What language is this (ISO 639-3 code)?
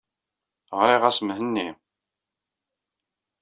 kab